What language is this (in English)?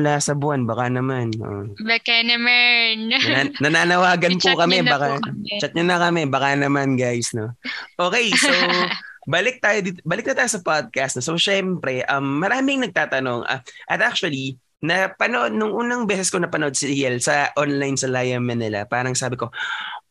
Filipino